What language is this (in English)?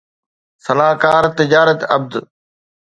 Sindhi